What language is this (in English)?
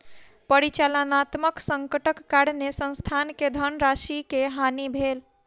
Maithili